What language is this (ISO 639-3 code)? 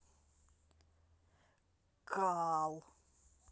rus